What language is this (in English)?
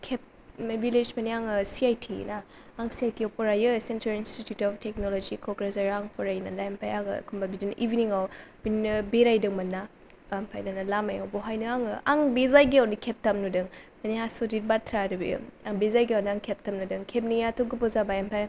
Bodo